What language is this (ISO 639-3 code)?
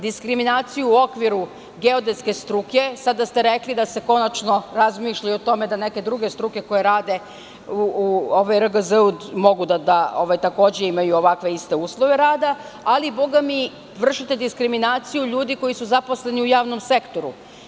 srp